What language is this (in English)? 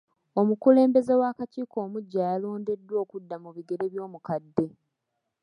Ganda